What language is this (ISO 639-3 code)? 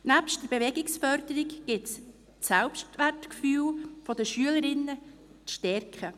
gsw